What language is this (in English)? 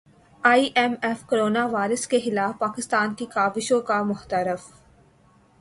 Urdu